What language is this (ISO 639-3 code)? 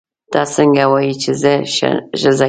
pus